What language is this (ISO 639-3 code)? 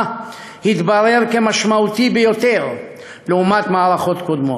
heb